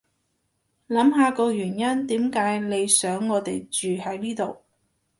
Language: Cantonese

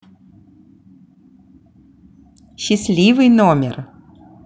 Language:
Russian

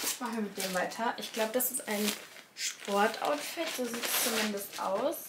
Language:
German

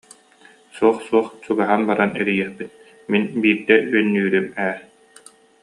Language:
Yakut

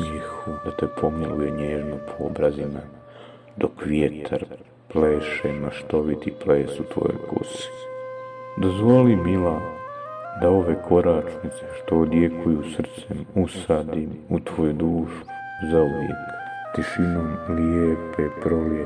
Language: Croatian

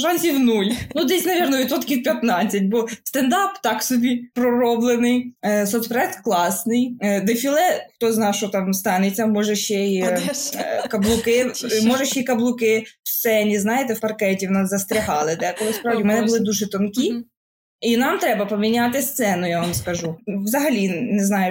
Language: Ukrainian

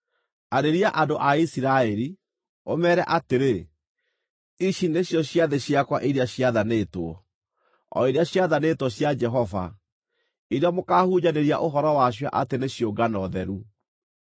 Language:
Kikuyu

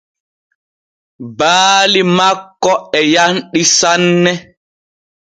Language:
Borgu Fulfulde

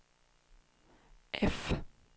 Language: Swedish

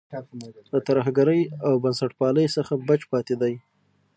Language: Pashto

